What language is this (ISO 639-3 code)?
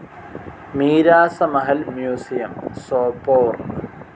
mal